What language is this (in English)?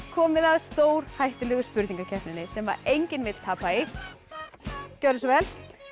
Icelandic